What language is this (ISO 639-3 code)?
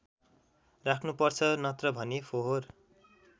nep